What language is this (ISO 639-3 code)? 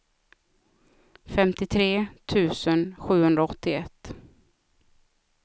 swe